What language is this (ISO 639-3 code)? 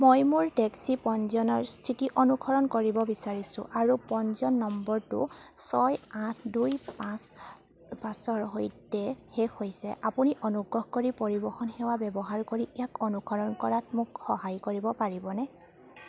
asm